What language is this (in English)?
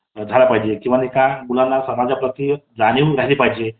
Marathi